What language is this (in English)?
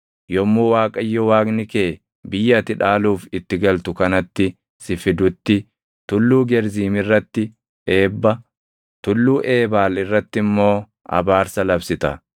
Oromo